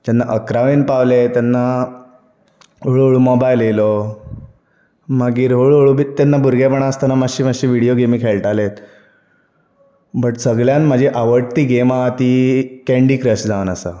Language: Konkani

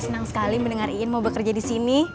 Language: Indonesian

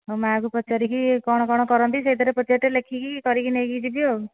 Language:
Odia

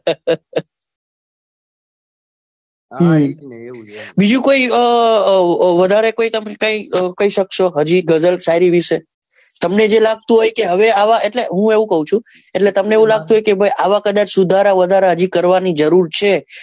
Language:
Gujarati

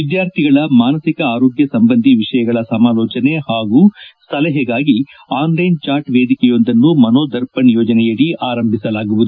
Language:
Kannada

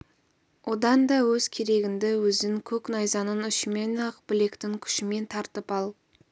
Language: Kazakh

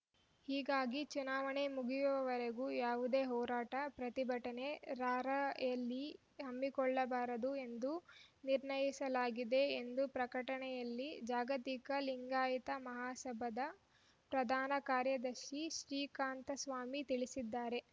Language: Kannada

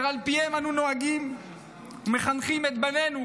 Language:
Hebrew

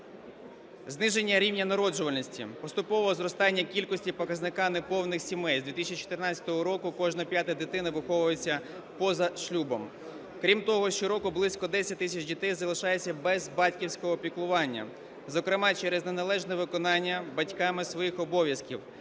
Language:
Ukrainian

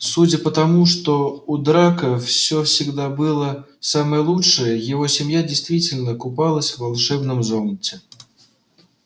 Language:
Russian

